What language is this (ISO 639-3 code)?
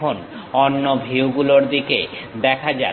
ben